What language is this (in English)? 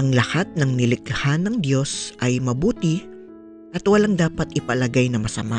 Filipino